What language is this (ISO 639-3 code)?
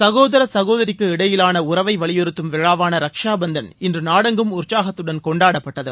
tam